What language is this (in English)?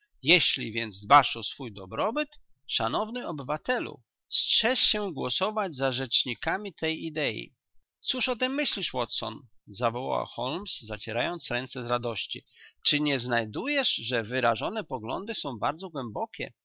Polish